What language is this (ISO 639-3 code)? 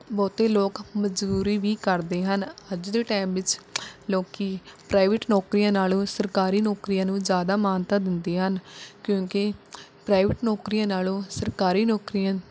pan